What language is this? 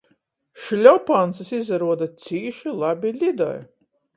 Latgalian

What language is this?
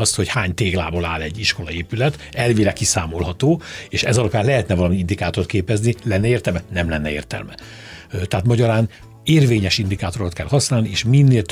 Hungarian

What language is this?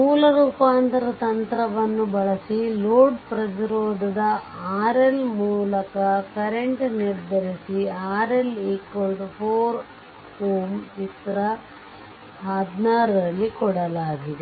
Kannada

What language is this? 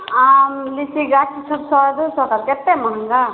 Maithili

